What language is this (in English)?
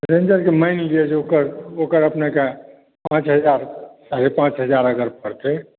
Maithili